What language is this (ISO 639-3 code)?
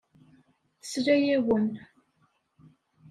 kab